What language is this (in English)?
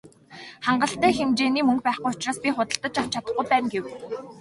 Mongolian